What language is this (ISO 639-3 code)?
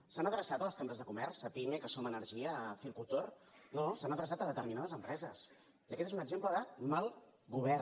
cat